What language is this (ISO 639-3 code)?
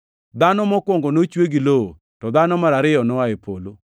luo